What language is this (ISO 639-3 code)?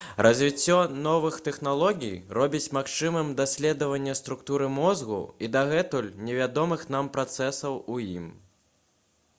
bel